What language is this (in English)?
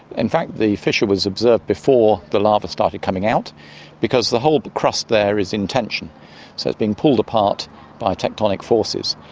English